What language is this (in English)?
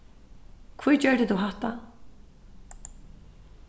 Faroese